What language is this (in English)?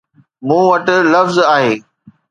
Sindhi